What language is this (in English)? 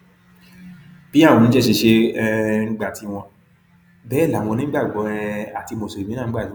Yoruba